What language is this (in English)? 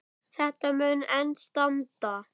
Icelandic